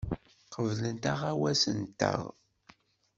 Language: Kabyle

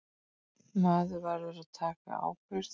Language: Icelandic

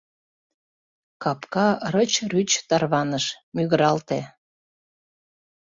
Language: Mari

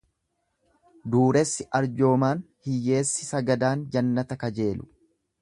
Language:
Oromo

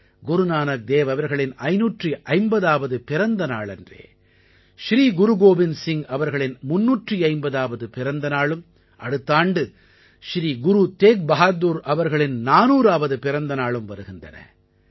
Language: Tamil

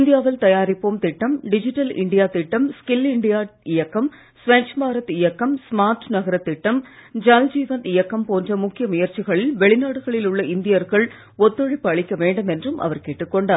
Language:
Tamil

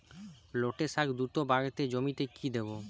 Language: Bangla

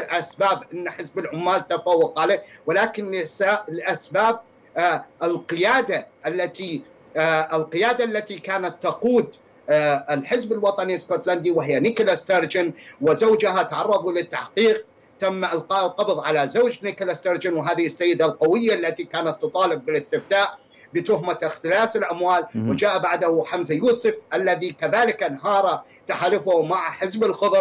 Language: Arabic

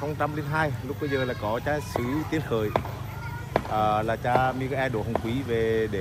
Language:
Vietnamese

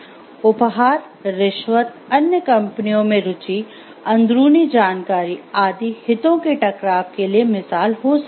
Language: Hindi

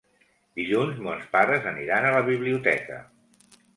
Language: Catalan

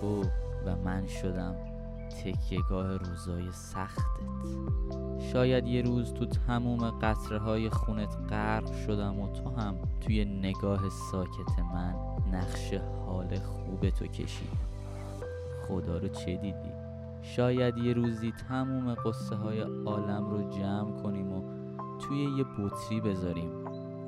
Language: Persian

